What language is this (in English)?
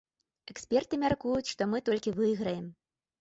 Belarusian